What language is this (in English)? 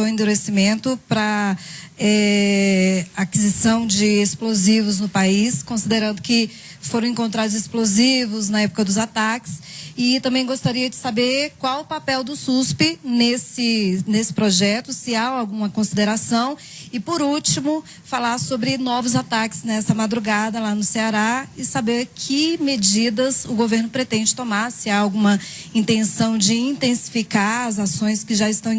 Portuguese